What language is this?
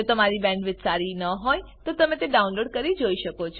Gujarati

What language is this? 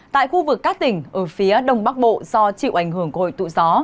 Vietnamese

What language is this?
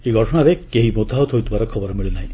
Odia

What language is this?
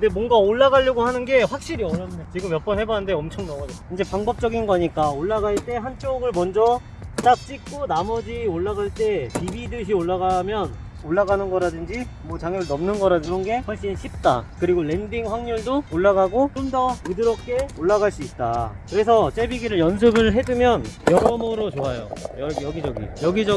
Korean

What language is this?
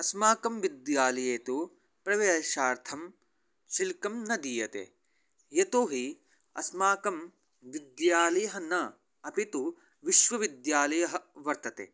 Sanskrit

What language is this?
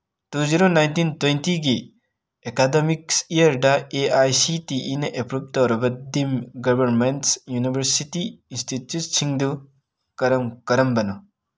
Manipuri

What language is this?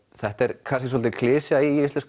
Icelandic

